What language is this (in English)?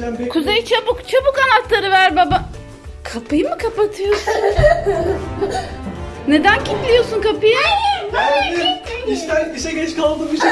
Turkish